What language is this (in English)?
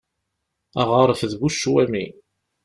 Kabyle